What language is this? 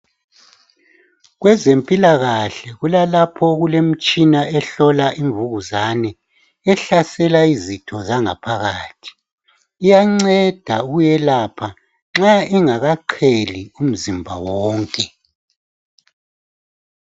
North Ndebele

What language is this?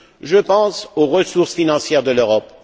French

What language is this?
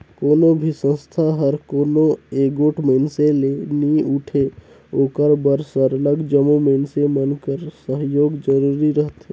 Chhattisgarhi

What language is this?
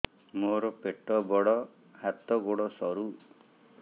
Odia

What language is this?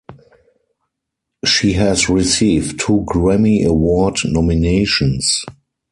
English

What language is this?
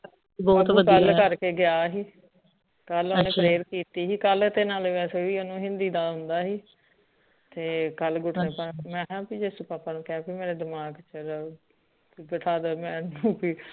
Punjabi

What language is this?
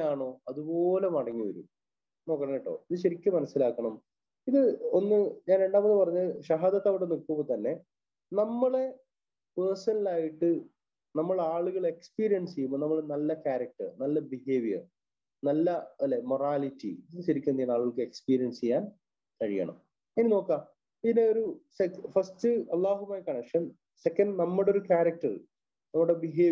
Arabic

